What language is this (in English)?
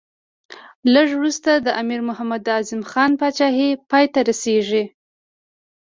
Pashto